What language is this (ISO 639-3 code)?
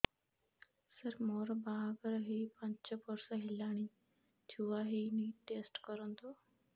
ori